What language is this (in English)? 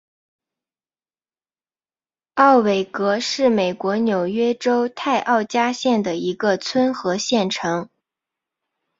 Chinese